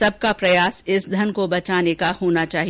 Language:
Hindi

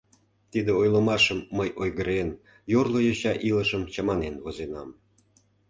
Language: Mari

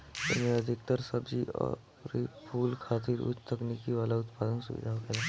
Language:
Bhojpuri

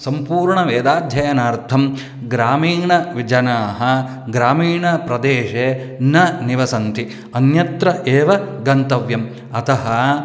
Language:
Sanskrit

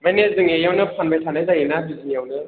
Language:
Bodo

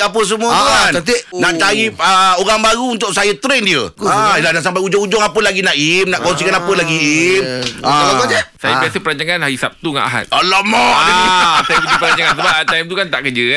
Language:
Malay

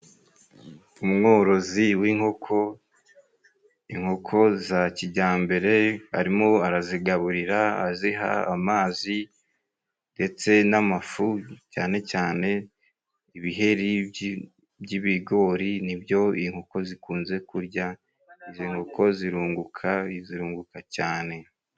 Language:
Kinyarwanda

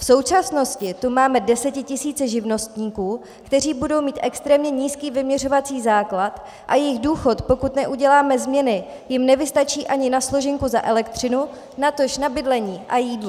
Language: Czech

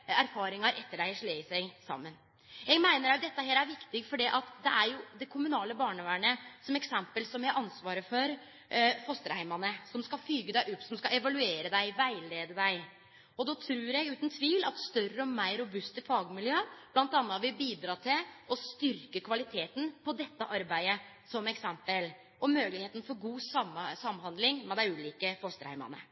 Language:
Norwegian Nynorsk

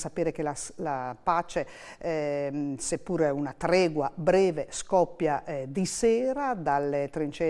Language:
Italian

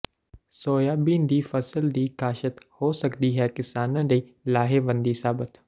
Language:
Punjabi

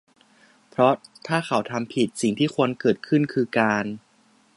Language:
Thai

